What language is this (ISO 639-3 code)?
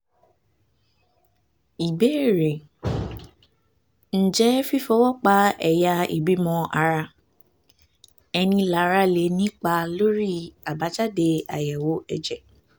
yor